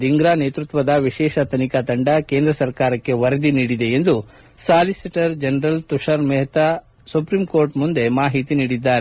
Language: Kannada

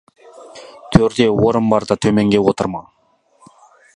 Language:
Kazakh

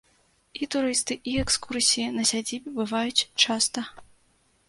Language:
Belarusian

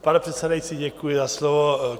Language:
Czech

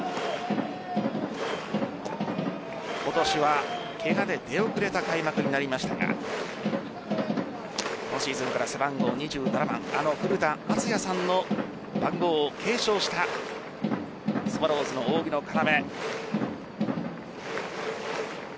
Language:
Japanese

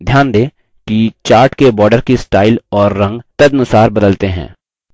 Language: Hindi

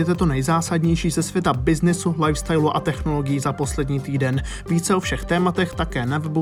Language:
Czech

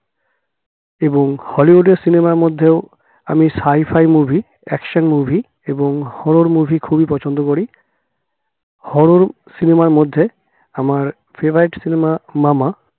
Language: Bangla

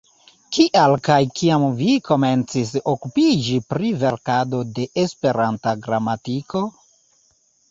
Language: Esperanto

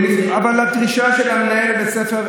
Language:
Hebrew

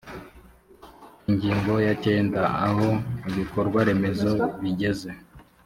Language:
Kinyarwanda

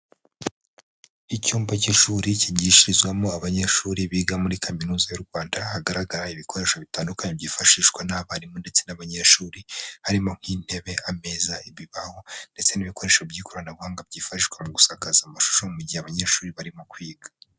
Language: Kinyarwanda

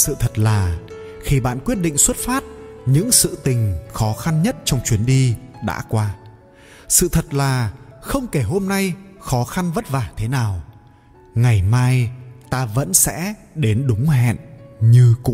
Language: Vietnamese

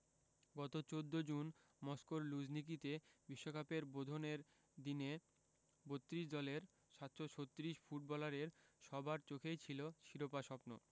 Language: Bangla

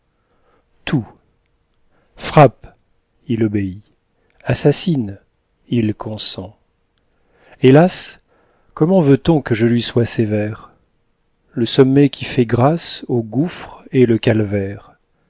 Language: French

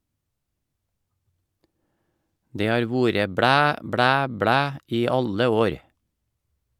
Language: Norwegian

